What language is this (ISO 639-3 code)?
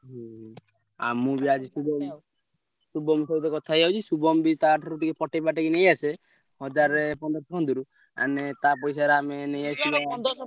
ori